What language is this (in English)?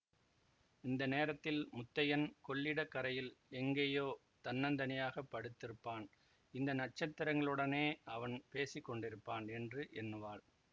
Tamil